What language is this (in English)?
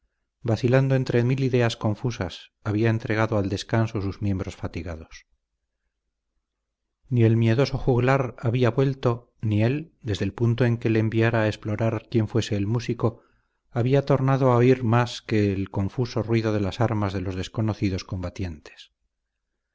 Spanish